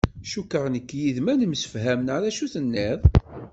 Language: Kabyle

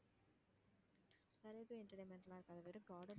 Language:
Tamil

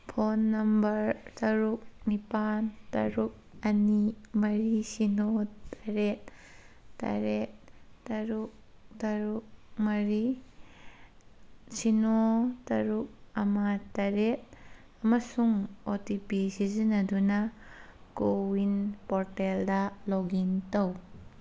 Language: Manipuri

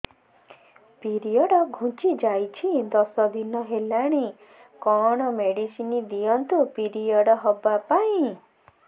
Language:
Odia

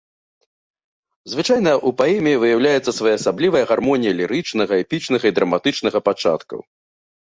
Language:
Belarusian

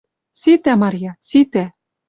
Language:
Western Mari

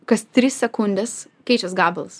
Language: Lithuanian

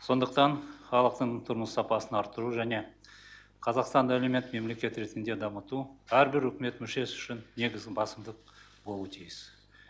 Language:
Kazakh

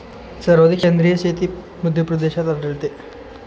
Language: Marathi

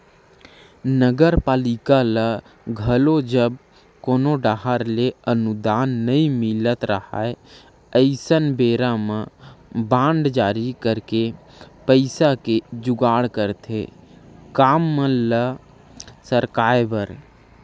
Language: Chhattisgarhi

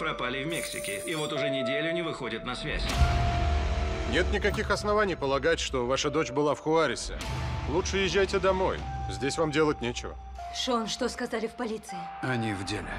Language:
Russian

